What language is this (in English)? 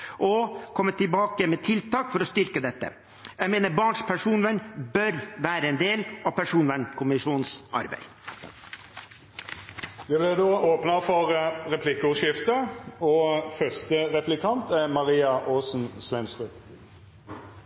Norwegian